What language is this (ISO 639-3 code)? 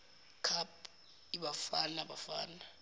zul